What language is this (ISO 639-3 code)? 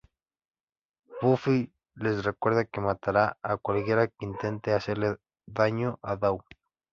spa